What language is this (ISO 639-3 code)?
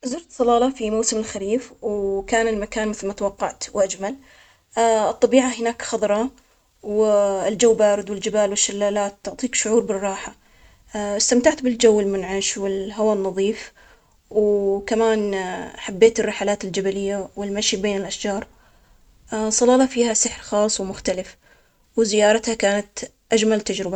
acx